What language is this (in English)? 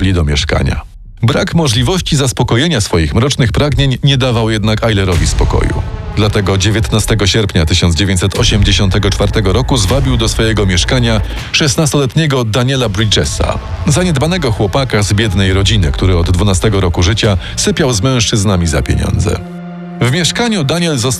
Polish